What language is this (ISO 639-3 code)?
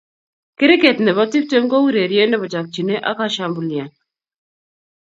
kln